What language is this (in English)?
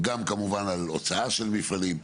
Hebrew